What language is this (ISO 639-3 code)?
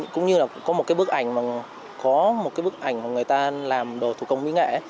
vie